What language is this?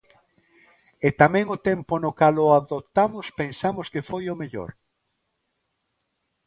Galician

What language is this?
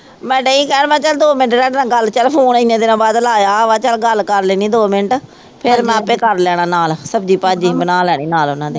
Punjabi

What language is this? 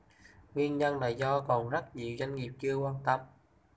Vietnamese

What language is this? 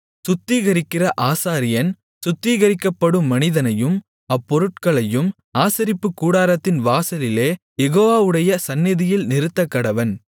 Tamil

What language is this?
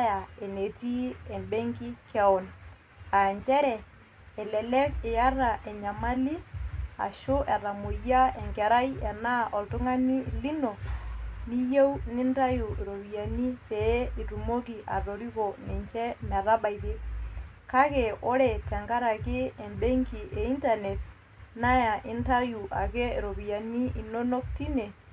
Masai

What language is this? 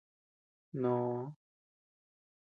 Tepeuxila Cuicatec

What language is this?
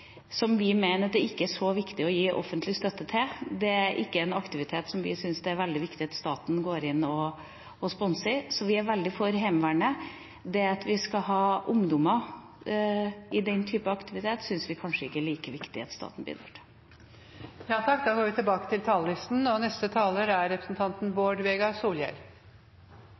Norwegian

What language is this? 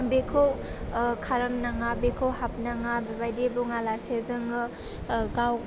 Bodo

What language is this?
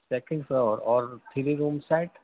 Urdu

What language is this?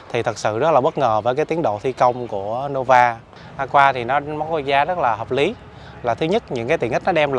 Vietnamese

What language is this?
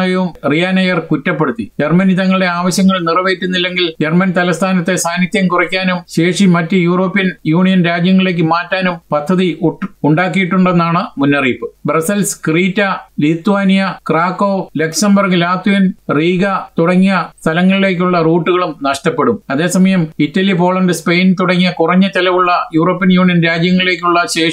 Malayalam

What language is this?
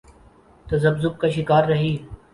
Urdu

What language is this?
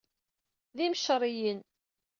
Kabyle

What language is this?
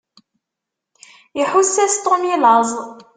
Kabyle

